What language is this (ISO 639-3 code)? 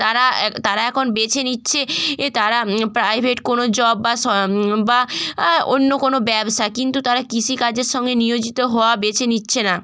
ben